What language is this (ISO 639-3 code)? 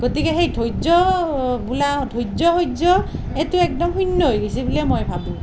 asm